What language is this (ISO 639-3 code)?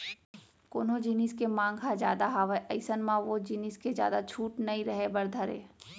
hne